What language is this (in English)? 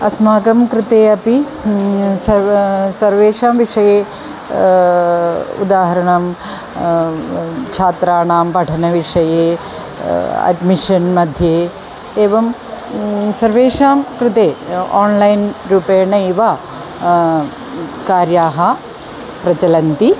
Sanskrit